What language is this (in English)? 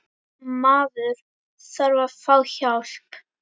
Icelandic